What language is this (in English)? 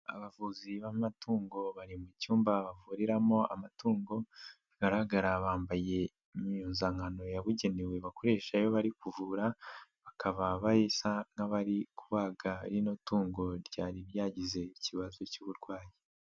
Kinyarwanda